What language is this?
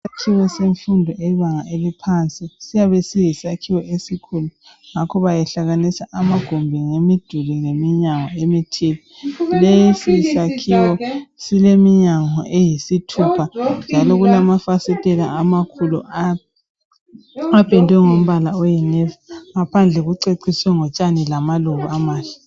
North Ndebele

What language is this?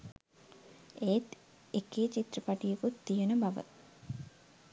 Sinhala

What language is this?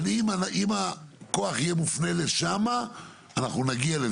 Hebrew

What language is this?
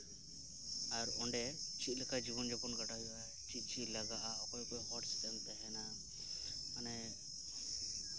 Santali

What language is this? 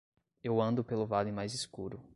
Portuguese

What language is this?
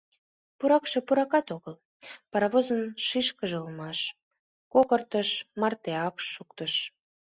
Mari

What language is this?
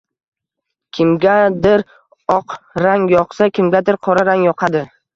Uzbek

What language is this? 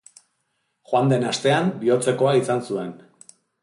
Basque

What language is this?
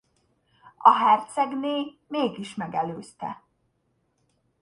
Hungarian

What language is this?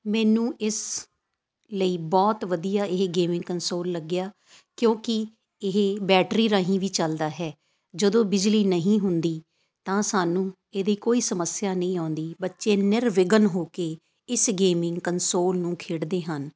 Punjabi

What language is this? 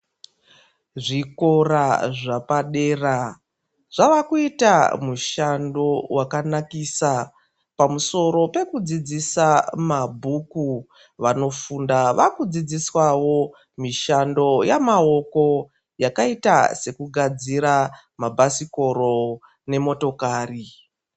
Ndau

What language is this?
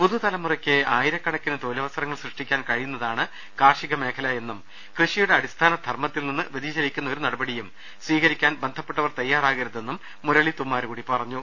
Malayalam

